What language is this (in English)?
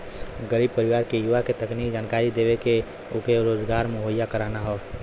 Bhojpuri